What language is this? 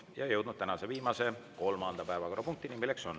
Estonian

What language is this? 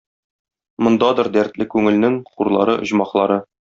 Tatar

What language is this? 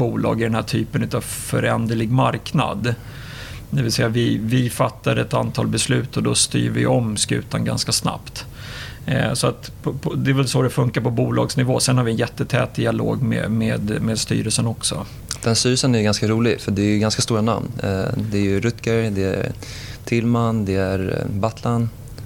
Swedish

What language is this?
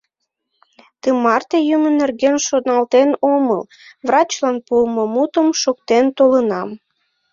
Mari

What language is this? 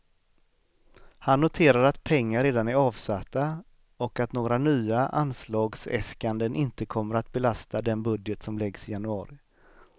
Swedish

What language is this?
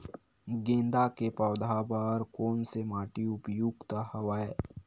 Chhattisgarhi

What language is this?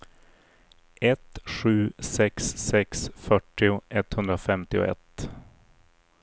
Swedish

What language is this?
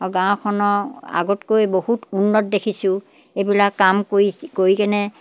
Assamese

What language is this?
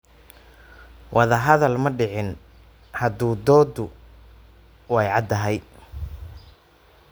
Somali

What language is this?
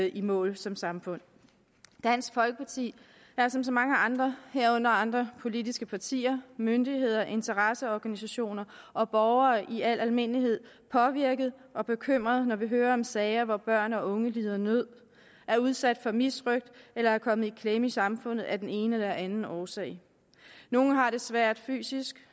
Danish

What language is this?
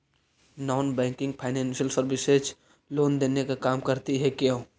Magahi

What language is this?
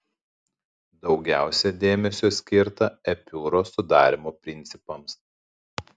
Lithuanian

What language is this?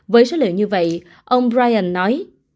Vietnamese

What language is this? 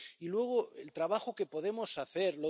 Spanish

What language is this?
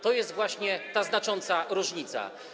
Polish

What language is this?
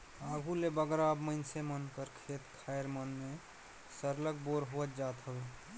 Chhattisgarhi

